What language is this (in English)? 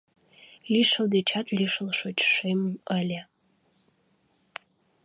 Mari